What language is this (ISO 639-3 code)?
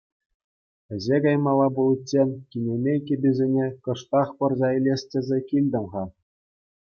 chv